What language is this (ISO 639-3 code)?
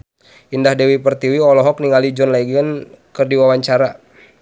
sun